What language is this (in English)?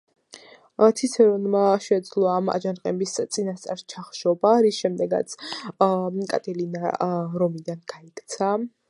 Georgian